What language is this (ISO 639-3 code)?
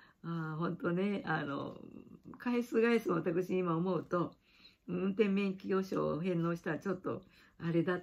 jpn